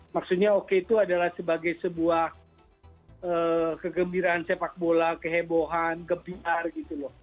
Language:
Indonesian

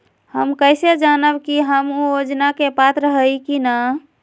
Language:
Magahi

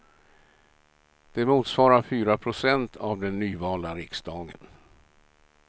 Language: Swedish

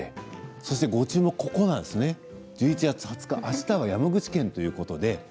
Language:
Japanese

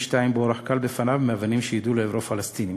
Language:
Hebrew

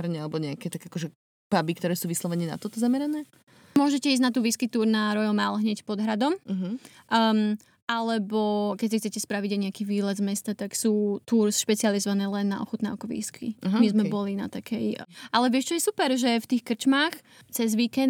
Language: Slovak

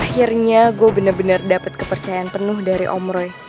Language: Indonesian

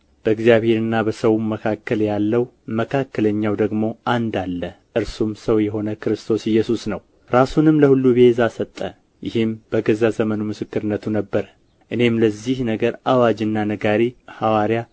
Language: Amharic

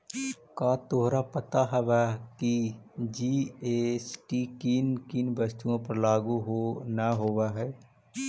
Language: Magahi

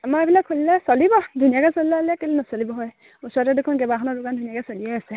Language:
Assamese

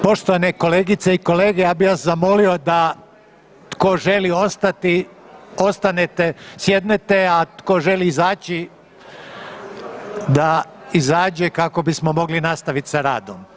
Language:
Croatian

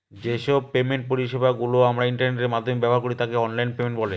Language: Bangla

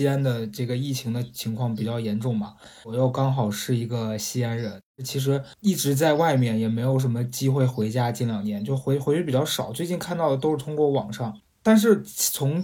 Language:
Chinese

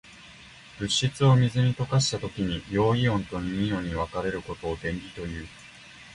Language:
Japanese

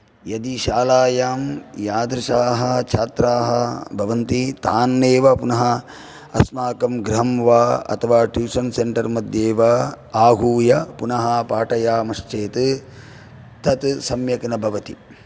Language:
Sanskrit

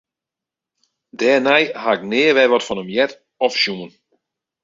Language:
Western Frisian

